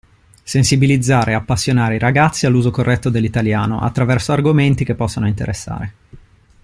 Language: Italian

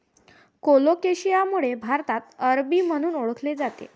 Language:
Marathi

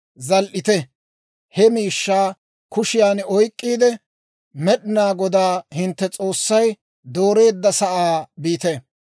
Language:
Dawro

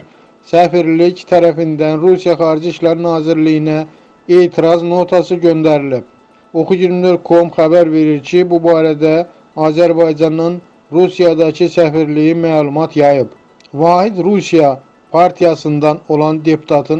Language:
Turkish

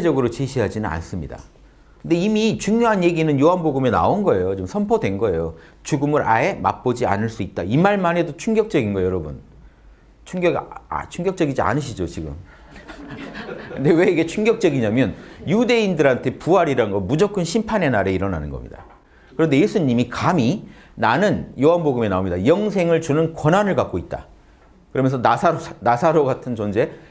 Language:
Korean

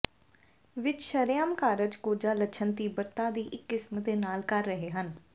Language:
Punjabi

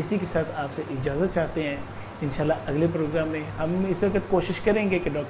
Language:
Urdu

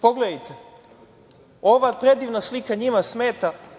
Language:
Serbian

